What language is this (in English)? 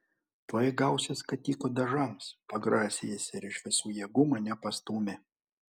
Lithuanian